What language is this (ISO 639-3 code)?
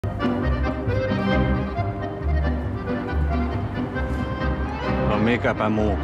fin